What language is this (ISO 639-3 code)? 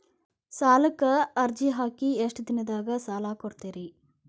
kan